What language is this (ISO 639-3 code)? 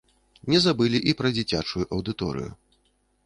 bel